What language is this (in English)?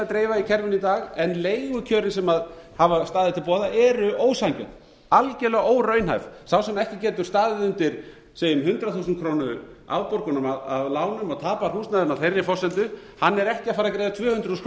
Icelandic